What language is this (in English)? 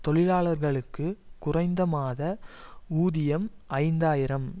Tamil